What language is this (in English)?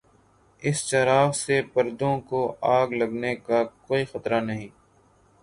Urdu